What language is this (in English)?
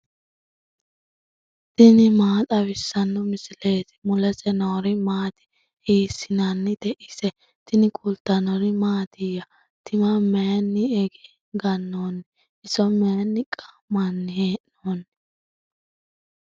Sidamo